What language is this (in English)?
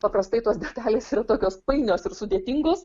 Lithuanian